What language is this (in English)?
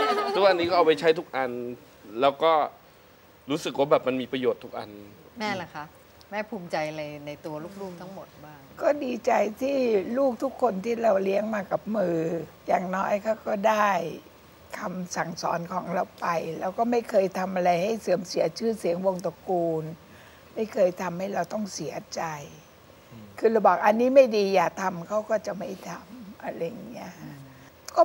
Thai